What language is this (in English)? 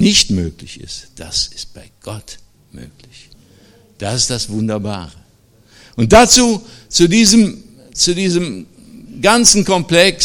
German